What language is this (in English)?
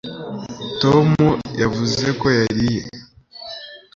Kinyarwanda